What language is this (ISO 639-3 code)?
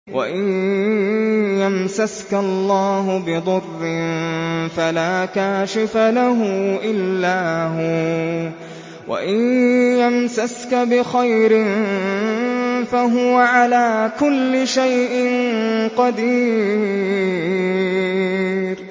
ara